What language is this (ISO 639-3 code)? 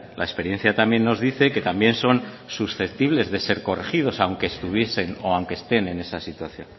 spa